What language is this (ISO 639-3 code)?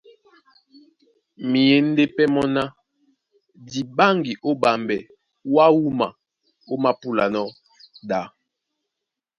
dua